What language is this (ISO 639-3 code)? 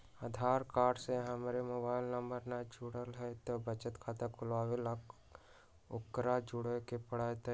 mag